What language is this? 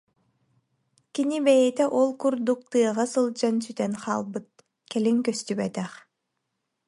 Yakut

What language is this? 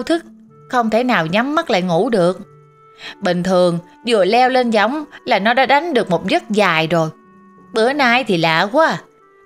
Vietnamese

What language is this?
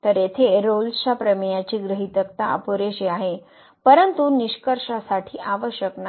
Marathi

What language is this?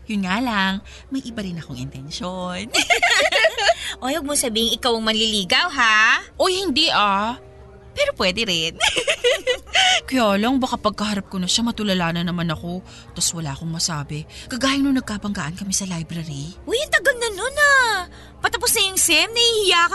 Filipino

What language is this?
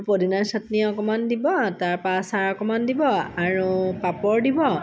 Assamese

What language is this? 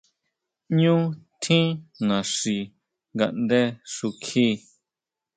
Huautla Mazatec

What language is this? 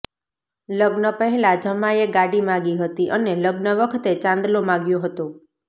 Gujarati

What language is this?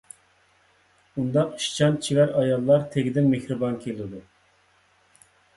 Uyghur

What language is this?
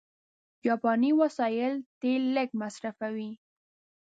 Pashto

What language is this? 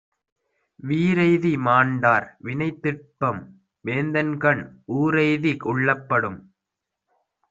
Tamil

